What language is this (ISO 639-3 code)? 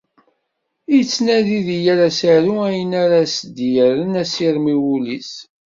kab